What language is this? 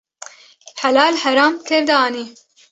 Kurdish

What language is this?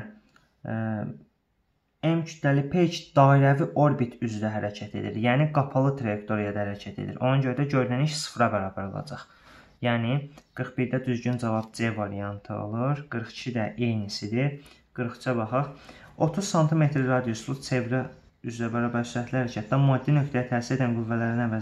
Turkish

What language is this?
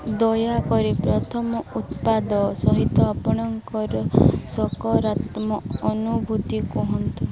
Odia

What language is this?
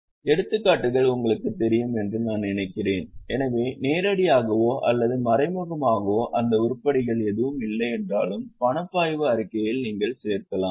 Tamil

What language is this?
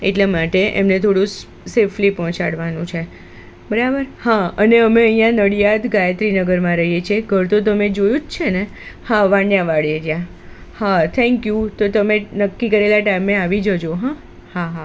Gujarati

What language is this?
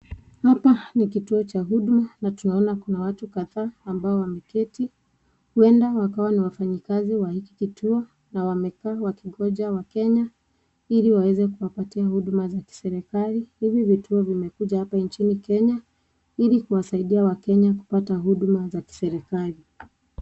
Swahili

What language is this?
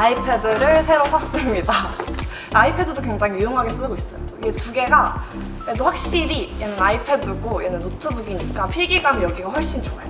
Korean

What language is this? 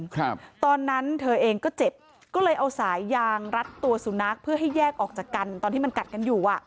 Thai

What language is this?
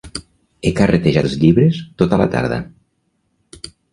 Catalan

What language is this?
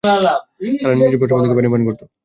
Bangla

